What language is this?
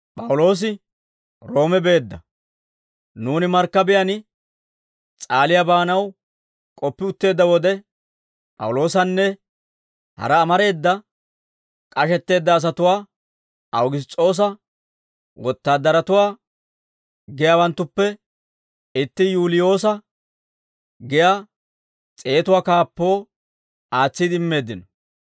Dawro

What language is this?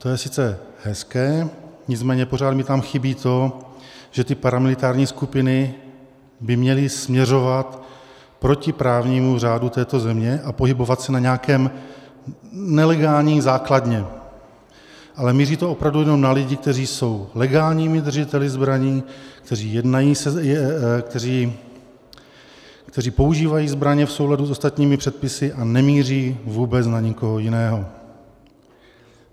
Czech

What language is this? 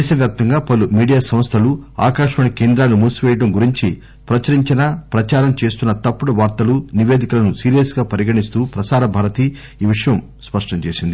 Telugu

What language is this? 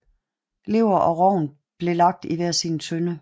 Danish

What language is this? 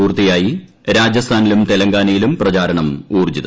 Malayalam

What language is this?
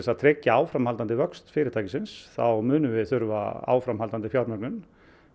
Icelandic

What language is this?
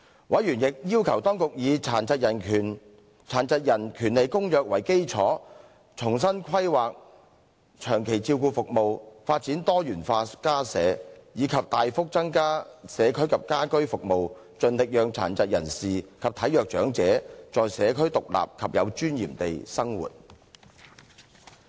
Cantonese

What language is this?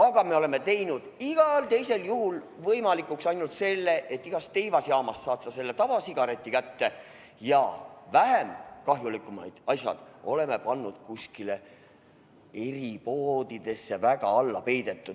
Estonian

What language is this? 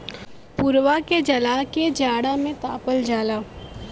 Bhojpuri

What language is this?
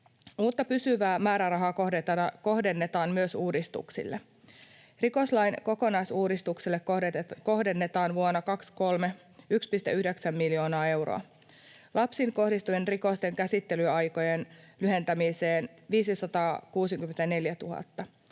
Finnish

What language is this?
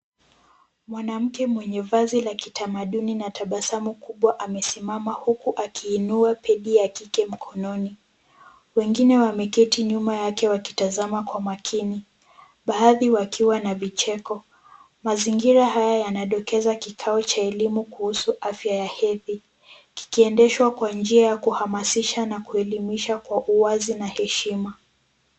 Swahili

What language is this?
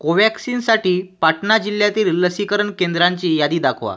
Marathi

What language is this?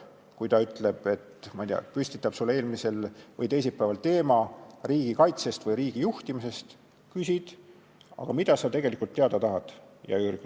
Estonian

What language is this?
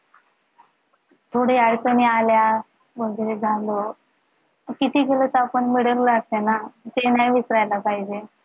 Marathi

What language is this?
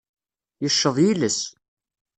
Kabyle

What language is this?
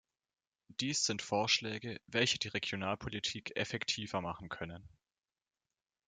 German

